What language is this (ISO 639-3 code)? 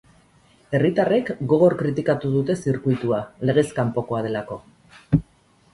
eus